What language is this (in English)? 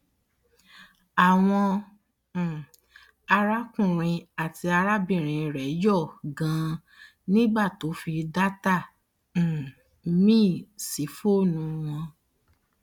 Yoruba